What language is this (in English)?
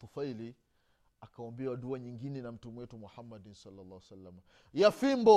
Swahili